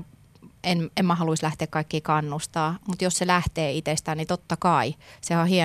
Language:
Finnish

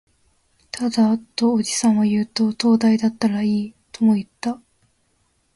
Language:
Japanese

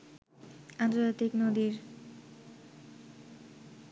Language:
Bangla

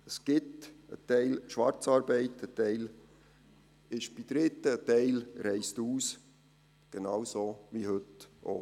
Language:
Swiss German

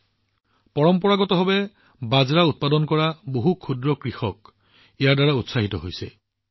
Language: Assamese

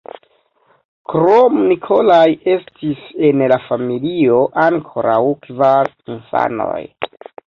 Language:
Esperanto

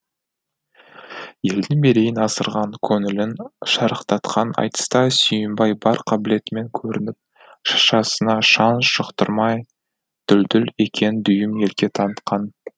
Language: Kazakh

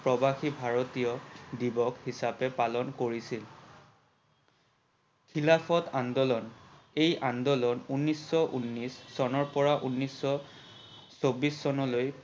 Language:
Assamese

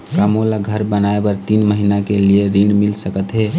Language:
Chhattisgarhi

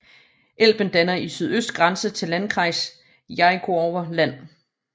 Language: Danish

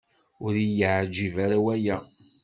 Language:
Kabyle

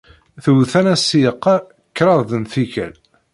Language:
Kabyle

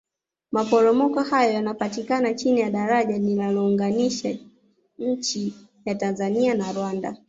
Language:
Swahili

